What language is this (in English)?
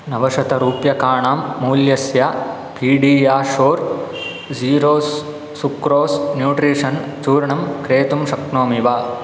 Sanskrit